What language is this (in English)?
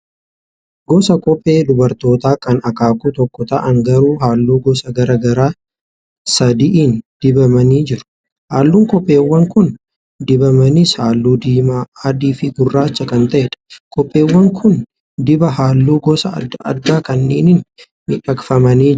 Oromo